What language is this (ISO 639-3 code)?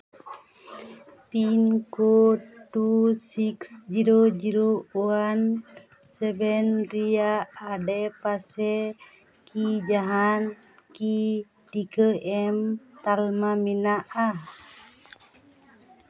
sat